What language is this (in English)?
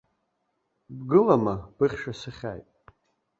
Abkhazian